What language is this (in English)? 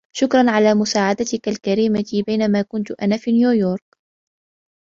Arabic